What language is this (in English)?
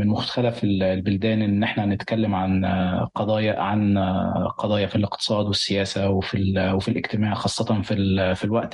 Arabic